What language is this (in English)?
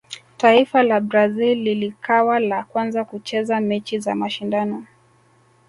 Swahili